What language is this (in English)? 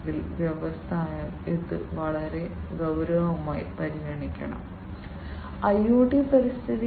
Malayalam